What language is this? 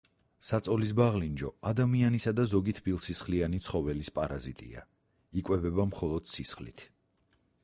Georgian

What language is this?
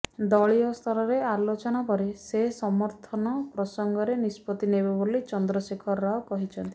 Odia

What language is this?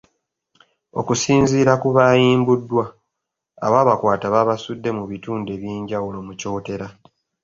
Ganda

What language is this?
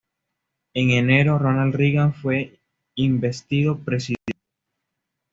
Spanish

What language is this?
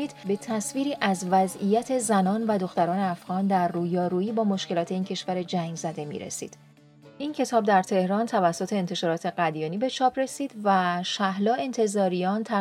Persian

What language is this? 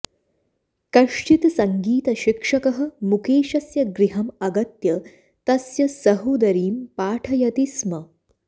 Sanskrit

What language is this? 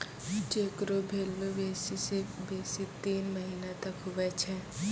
Maithili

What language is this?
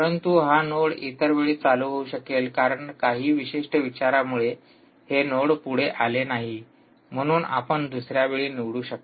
Marathi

